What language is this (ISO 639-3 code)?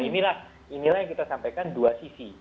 ind